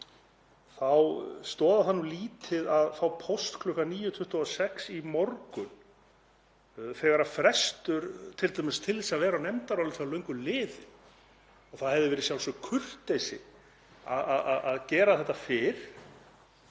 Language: Icelandic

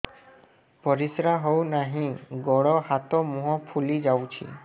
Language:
Odia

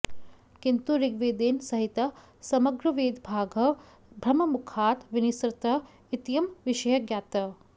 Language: Sanskrit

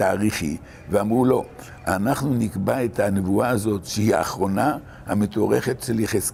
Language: Hebrew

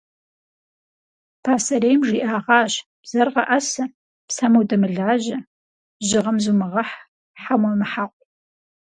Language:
Kabardian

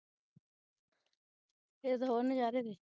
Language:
Punjabi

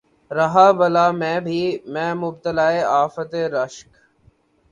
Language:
Urdu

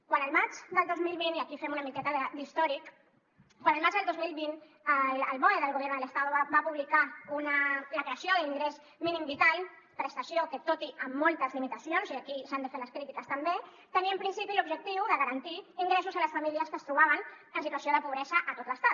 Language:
Catalan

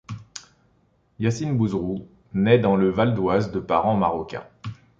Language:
French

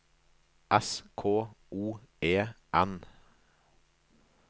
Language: Norwegian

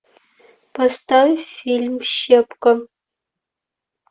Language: Russian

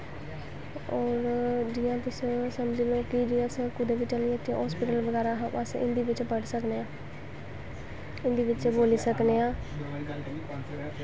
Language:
Dogri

